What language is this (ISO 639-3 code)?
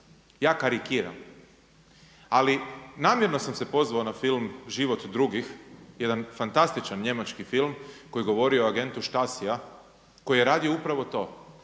hrv